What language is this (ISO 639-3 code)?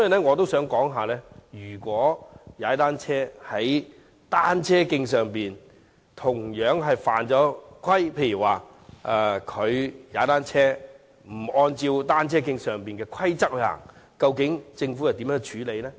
yue